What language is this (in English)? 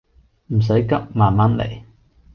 Cantonese